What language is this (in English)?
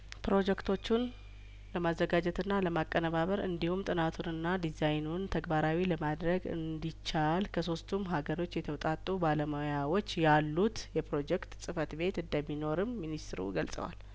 Amharic